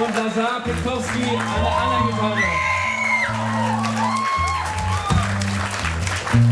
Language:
English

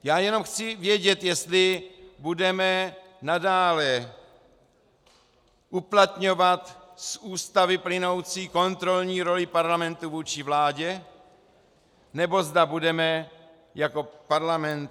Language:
Czech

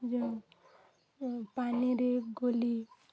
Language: Odia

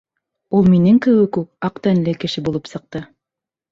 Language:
Bashkir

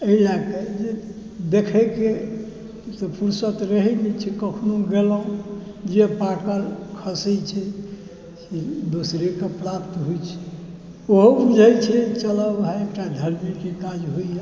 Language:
Maithili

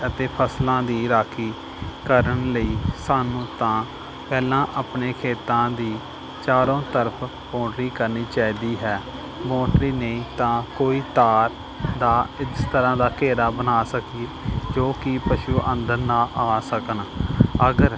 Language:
Punjabi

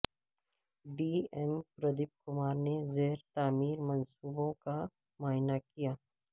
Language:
Urdu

